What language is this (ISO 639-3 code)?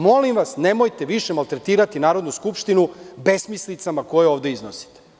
srp